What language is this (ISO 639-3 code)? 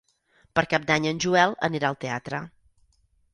cat